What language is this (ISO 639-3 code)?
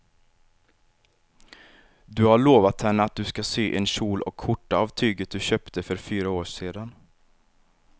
swe